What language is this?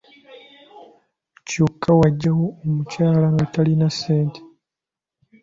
Ganda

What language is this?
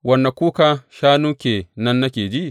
Hausa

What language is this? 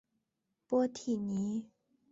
Chinese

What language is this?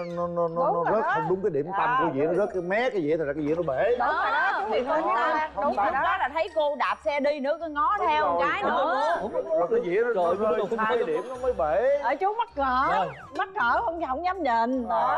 Vietnamese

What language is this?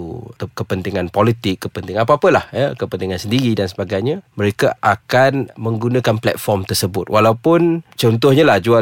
Malay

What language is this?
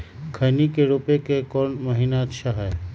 Magahi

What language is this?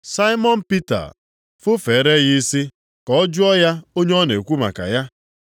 Igbo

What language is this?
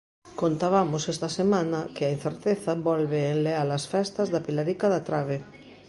Galician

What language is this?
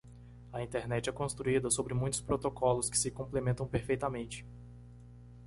Portuguese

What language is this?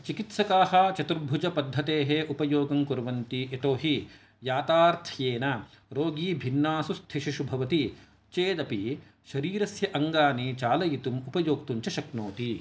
Sanskrit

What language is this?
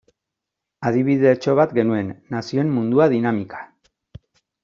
Basque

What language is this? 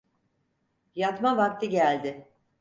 Turkish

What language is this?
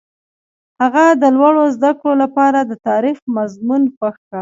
Pashto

